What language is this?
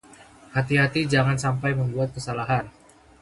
Indonesian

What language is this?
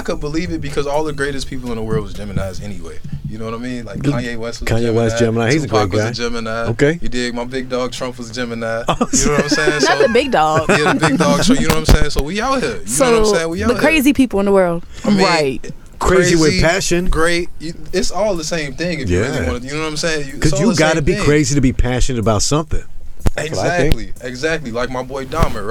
English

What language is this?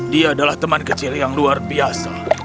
Indonesian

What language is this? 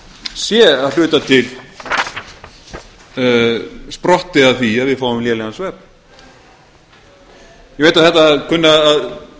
Icelandic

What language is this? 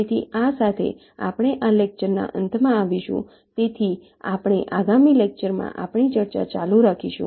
Gujarati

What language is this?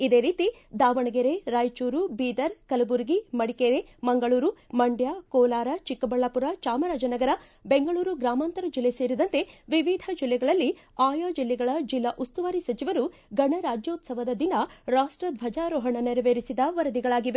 Kannada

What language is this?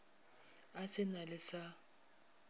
Northern Sotho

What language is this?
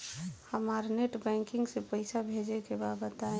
Bhojpuri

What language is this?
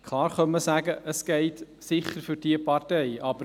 Swiss German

